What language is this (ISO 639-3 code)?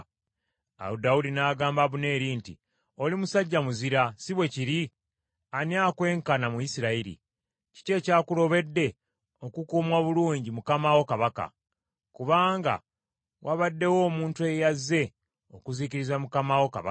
lug